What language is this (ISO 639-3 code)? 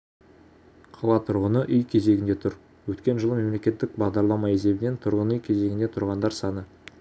kaz